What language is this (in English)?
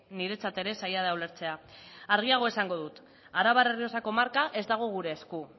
Basque